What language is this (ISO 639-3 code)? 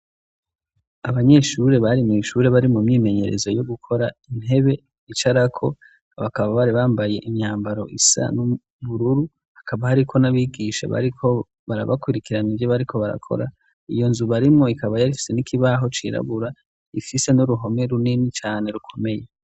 run